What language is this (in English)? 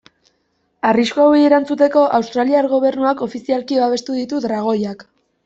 Basque